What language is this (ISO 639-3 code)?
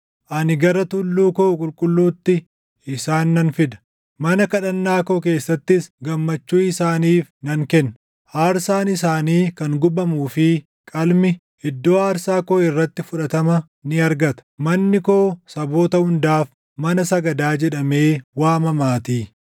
orm